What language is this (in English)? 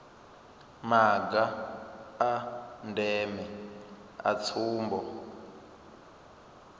Venda